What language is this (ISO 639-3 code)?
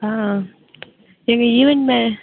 tam